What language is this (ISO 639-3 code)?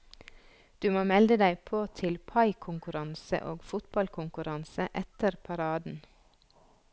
nor